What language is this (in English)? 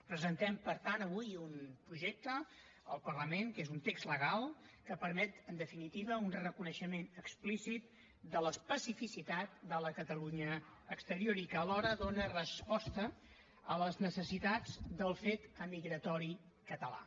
Catalan